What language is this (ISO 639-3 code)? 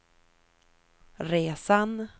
swe